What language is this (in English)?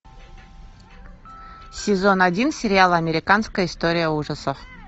Russian